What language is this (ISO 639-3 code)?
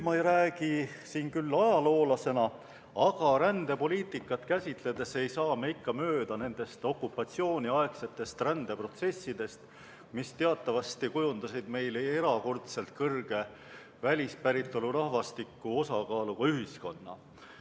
est